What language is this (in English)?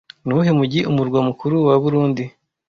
Kinyarwanda